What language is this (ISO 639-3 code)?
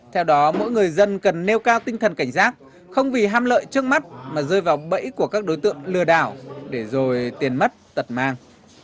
vie